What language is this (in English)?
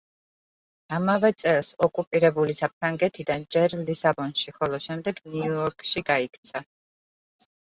Georgian